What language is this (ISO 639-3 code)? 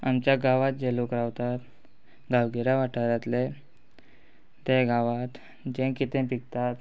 kok